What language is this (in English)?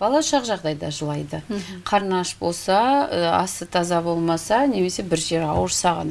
Russian